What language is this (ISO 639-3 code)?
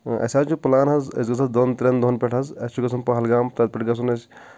kas